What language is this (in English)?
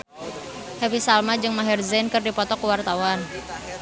Sundanese